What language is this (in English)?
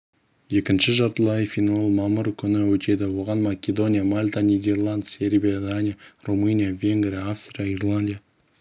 Kazakh